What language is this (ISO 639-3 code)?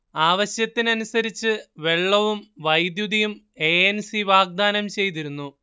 mal